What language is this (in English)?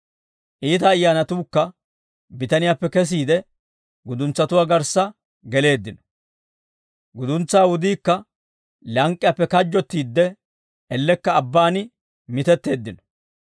Dawro